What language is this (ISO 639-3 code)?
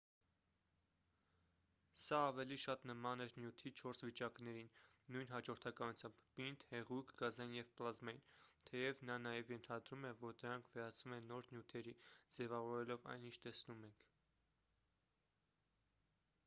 hye